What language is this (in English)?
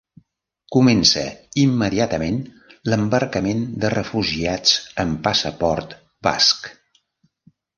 Catalan